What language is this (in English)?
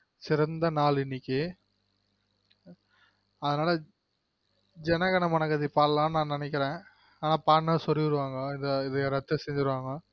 Tamil